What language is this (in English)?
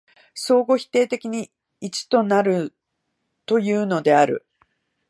Japanese